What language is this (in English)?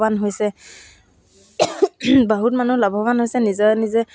Assamese